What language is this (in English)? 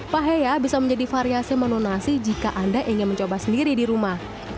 Indonesian